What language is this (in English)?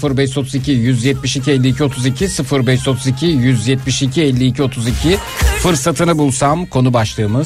Turkish